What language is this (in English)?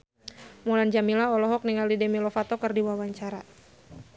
Sundanese